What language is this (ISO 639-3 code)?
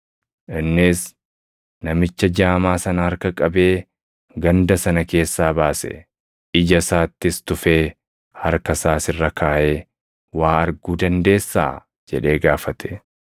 orm